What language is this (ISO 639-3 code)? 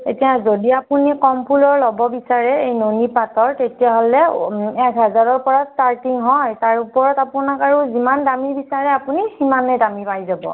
asm